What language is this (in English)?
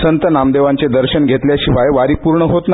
Marathi